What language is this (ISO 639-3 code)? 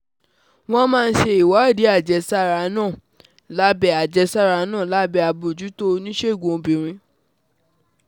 yor